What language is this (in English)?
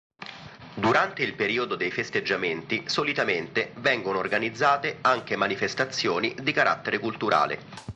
Italian